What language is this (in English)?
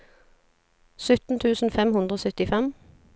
Norwegian